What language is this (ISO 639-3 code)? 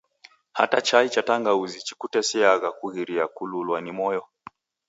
dav